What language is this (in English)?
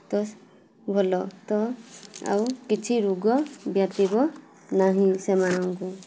Odia